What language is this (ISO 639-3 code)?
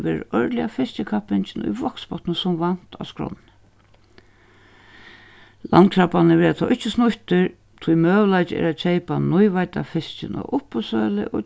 fao